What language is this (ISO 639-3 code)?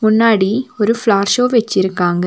tam